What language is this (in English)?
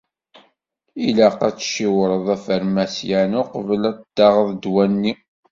Kabyle